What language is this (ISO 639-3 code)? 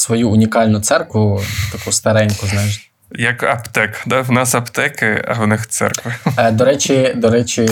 ukr